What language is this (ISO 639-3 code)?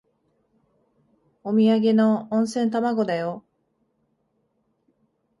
jpn